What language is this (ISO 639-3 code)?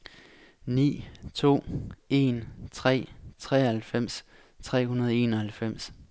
dan